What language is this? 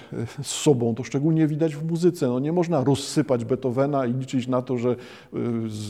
Polish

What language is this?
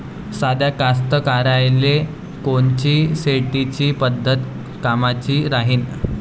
Marathi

